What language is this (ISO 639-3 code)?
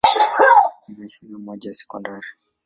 swa